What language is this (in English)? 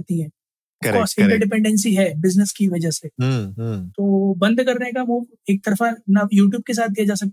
Hindi